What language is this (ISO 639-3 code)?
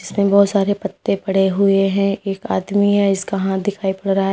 hin